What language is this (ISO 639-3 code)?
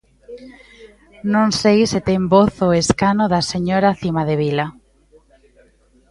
glg